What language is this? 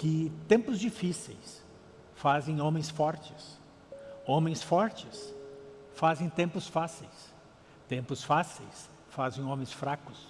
Portuguese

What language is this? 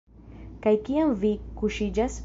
Esperanto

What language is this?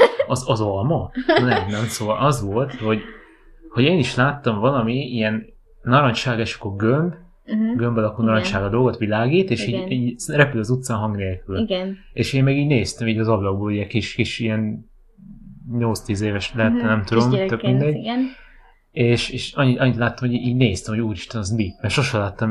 Hungarian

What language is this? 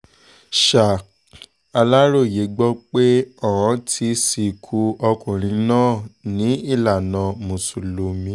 Yoruba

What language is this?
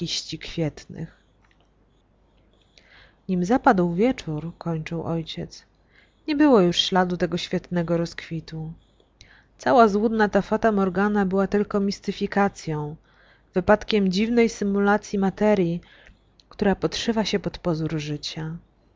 Polish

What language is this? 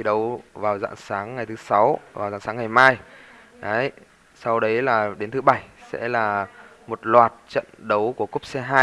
Vietnamese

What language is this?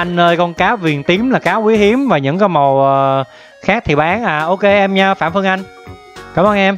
Vietnamese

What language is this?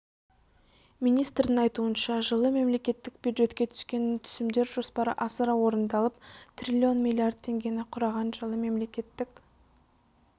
Kazakh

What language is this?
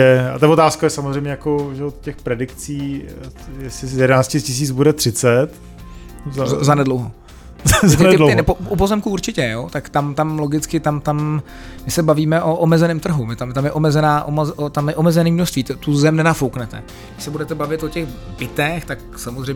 Czech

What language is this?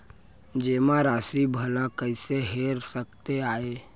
Chhattisgarhi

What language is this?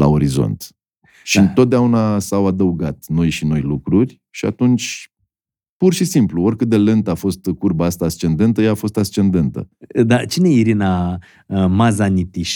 Romanian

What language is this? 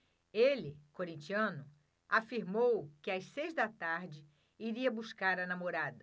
Portuguese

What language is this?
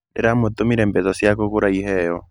Kikuyu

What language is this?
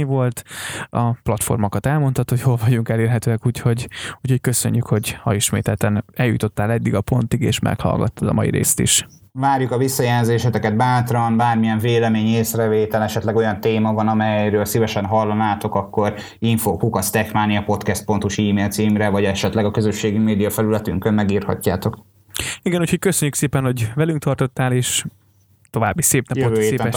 Hungarian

